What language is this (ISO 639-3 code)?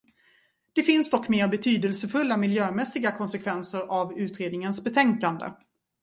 swe